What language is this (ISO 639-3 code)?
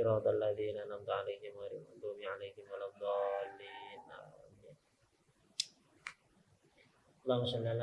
ind